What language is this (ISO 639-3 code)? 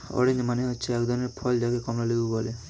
ben